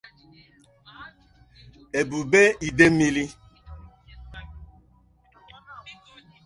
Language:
Igbo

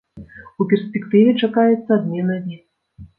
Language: Belarusian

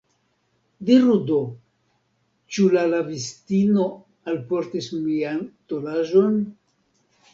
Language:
Esperanto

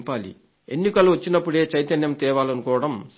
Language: Telugu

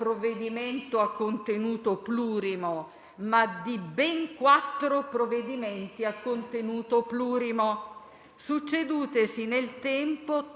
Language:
Italian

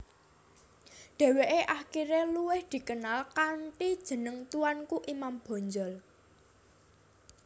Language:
Javanese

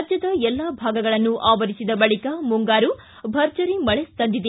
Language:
Kannada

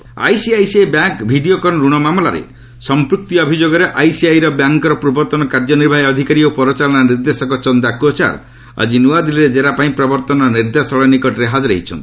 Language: Odia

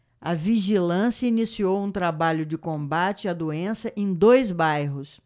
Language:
Portuguese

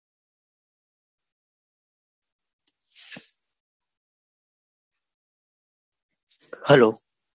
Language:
Gujarati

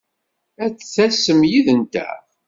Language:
Kabyle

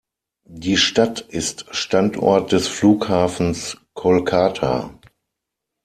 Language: German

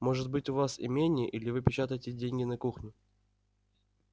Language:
Russian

